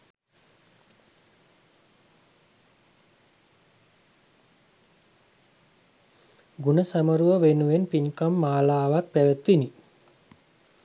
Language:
Sinhala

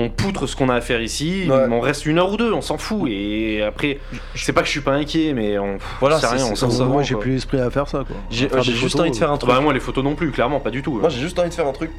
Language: French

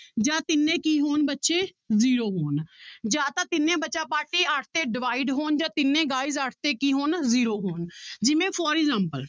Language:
Punjabi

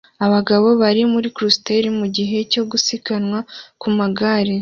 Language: Kinyarwanda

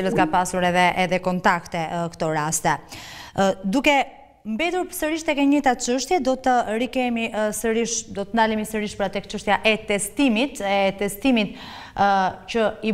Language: Romanian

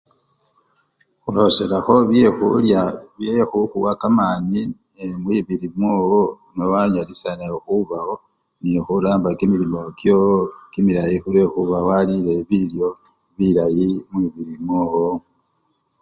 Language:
Luyia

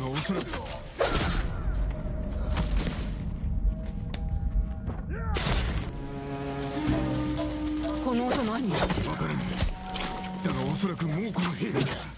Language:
Japanese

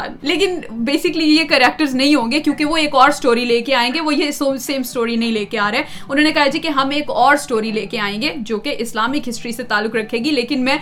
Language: Urdu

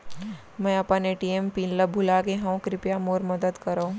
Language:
Chhattisgarhi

